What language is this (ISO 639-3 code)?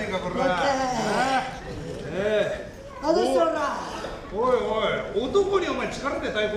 jpn